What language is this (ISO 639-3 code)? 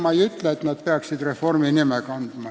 est